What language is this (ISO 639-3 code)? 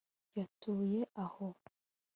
kin